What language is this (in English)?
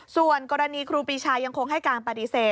Thai